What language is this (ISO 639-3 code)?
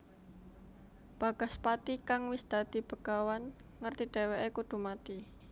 jav